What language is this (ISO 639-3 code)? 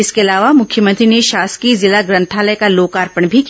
hin